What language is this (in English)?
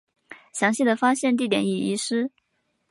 Chinese